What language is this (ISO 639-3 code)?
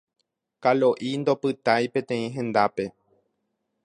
grn